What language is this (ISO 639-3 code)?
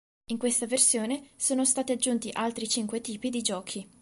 ita